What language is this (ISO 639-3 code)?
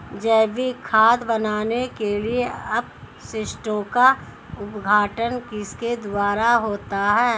hin